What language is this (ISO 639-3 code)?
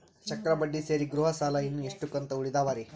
kan